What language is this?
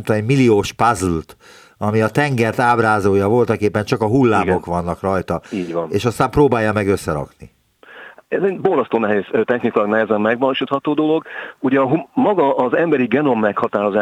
Hungarian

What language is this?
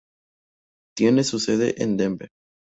Spanish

